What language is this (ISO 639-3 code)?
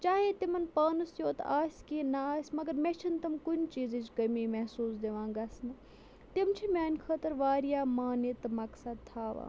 kas